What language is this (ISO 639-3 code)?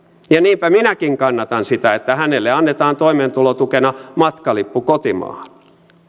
fin